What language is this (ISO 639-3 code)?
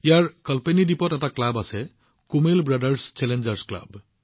asm